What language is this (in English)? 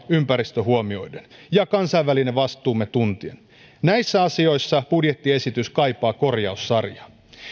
Finnish